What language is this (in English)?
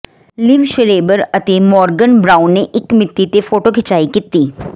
Punjabi